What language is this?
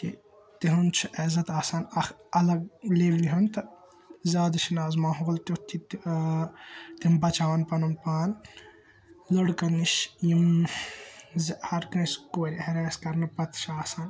Kashmiri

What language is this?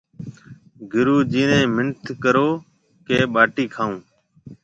Marwari (Pakistan)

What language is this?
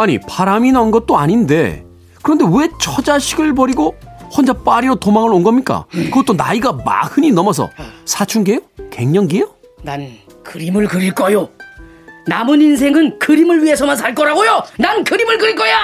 Korean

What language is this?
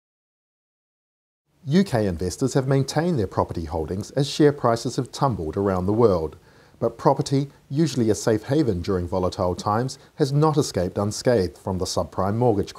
English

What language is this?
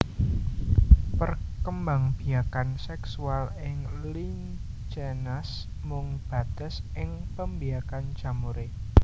Javanese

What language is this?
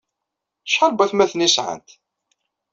Kabyle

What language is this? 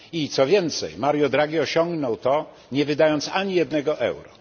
Polish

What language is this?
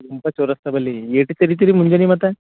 Kannada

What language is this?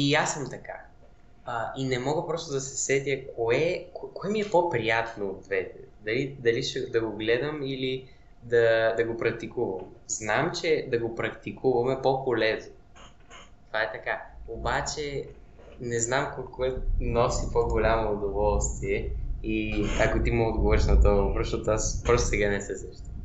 Bulgarian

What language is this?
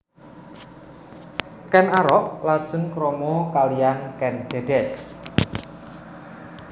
Javanese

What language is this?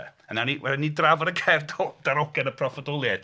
Welsh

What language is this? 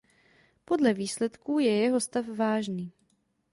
Czech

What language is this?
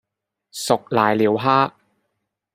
Cantonese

